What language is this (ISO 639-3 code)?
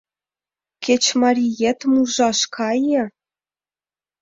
chm